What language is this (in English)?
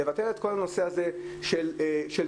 Hebrew